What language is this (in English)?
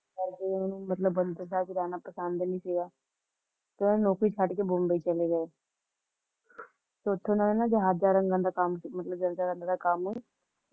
Punjabi